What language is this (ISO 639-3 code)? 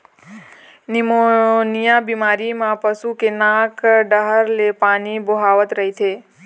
hne